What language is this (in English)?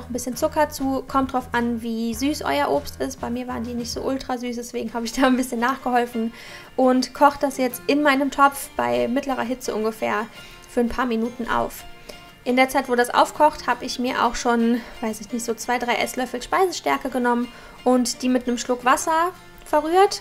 German